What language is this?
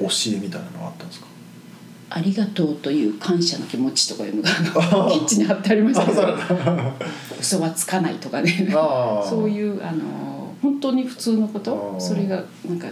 Japanese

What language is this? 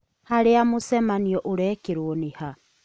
Kikuyu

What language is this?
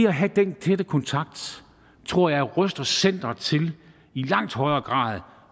Danish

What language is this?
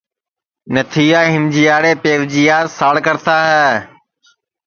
Sansi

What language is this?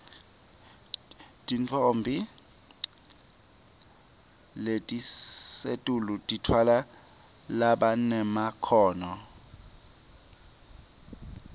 Swati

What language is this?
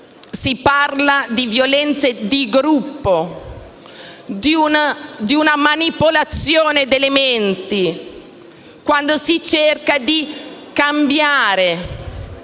Italian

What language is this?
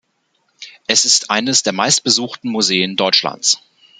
German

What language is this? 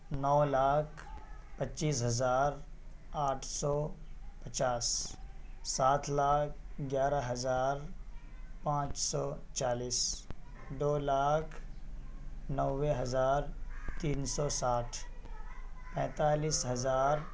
Urdu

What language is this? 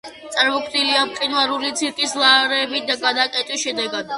Georgian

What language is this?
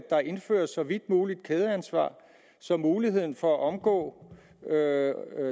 Danish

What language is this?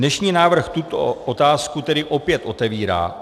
Czech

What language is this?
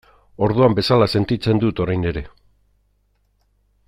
Basque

